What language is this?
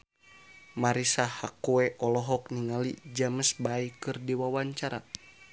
Sundanese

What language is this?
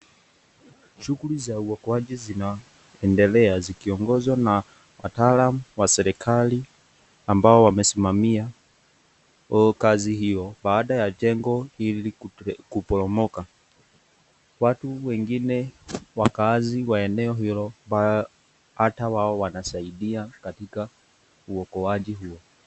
Swahili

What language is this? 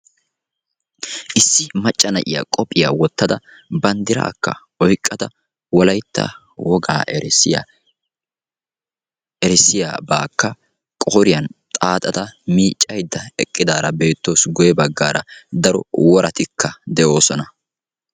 Wolaytta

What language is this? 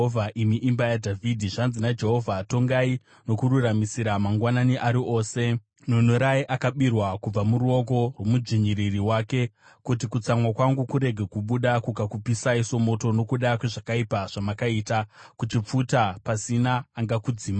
Shona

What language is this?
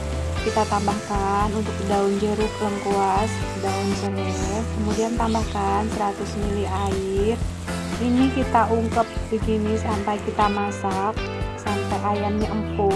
Indonesian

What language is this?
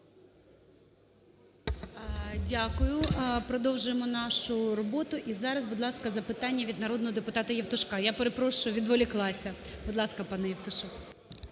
Ukrainian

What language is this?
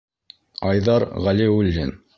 Bashkir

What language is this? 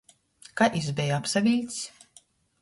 Latgalian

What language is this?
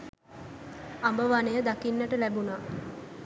Sinhala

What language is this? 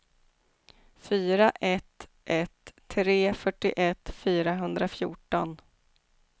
Swedish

